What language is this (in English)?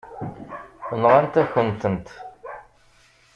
Kabyle